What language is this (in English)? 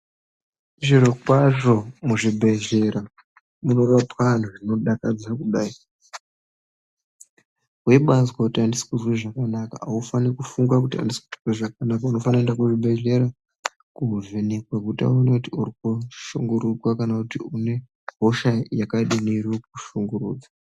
Ndau